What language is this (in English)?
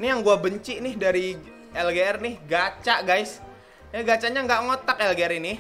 Indonesian